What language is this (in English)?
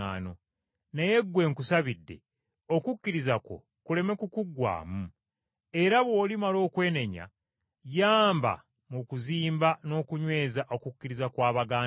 Ganda